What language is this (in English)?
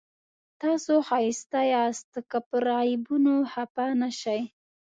Pashto